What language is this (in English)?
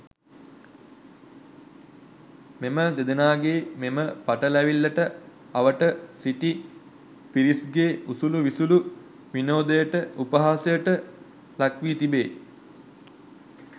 Sinhala